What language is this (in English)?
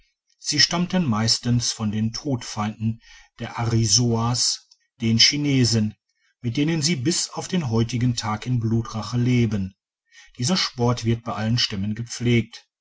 German